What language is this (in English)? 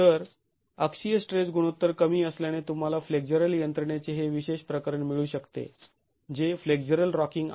Marathi